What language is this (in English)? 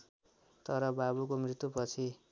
Nepali